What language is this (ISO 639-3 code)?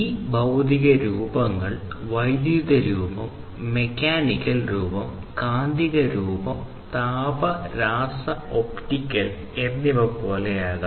mal